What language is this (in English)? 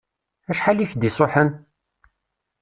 Kabyle